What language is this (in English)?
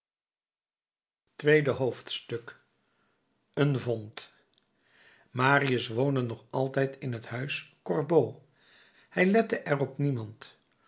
Dutch